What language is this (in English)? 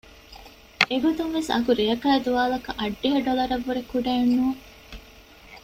Divehi